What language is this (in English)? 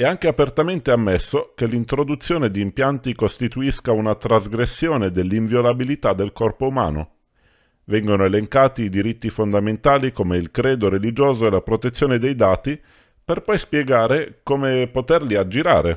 Italian